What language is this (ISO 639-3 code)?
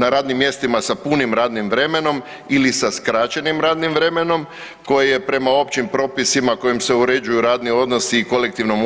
hrv